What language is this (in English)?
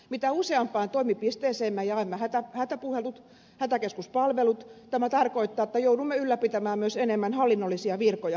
Finnish